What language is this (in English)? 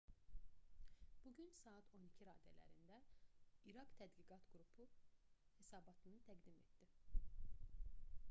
Azerbaijani